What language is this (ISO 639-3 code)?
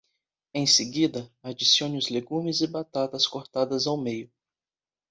por